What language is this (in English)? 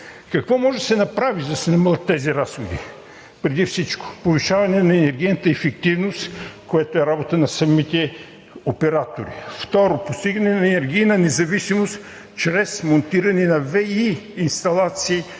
Bulgarian